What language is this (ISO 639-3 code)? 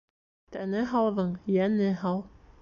bak